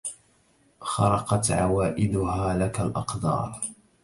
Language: Arabic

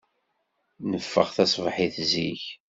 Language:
Kabyle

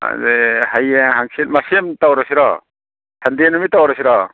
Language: Manipuri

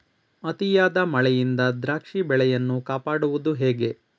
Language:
Kannada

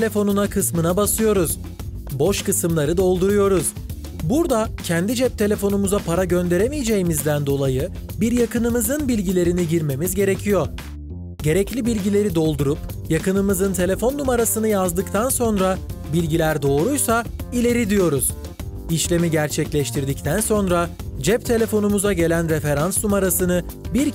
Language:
Turkish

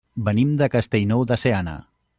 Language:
Catalan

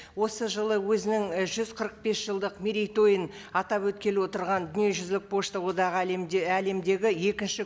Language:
Kazakh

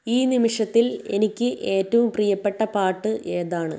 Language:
Malayalam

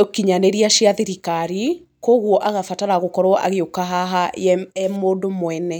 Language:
Kikuyu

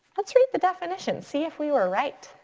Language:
English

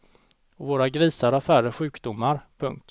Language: Swedish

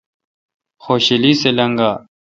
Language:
Kalkoti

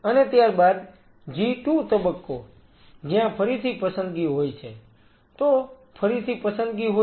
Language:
Gujarati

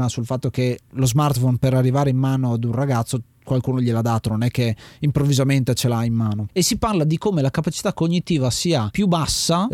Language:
Italian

